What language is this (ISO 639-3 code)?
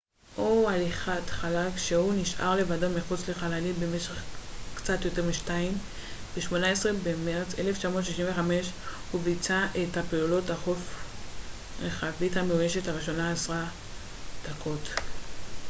heb